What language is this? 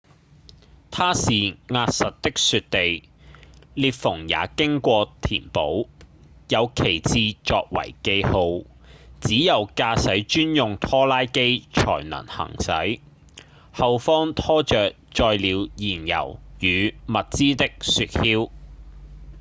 Cantonese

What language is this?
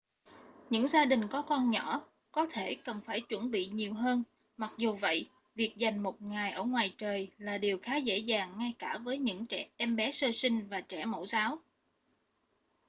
Vietnamese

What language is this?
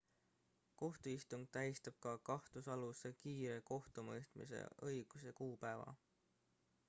Estonian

